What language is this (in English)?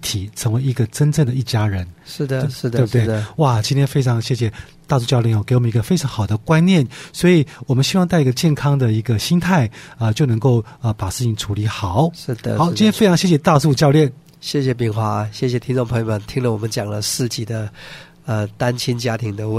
Chinese